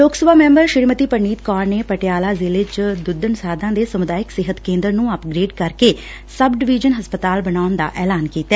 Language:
Punjabi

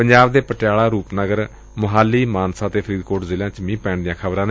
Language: Punjabi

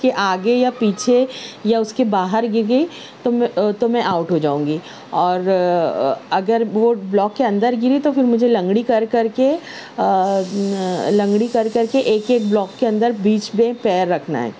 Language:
Urdu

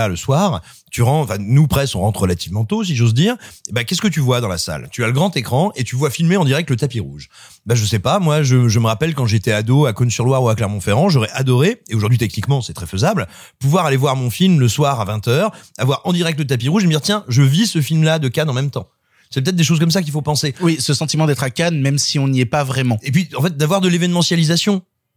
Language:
French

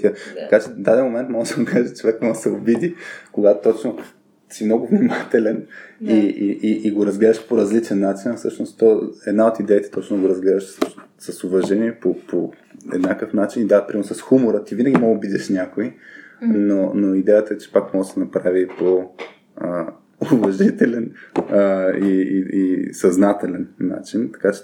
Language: Bulgarian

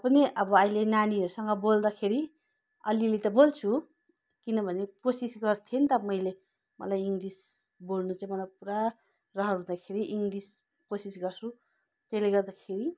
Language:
Nepali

